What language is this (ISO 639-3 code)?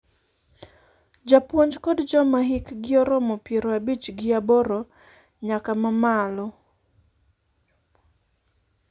luo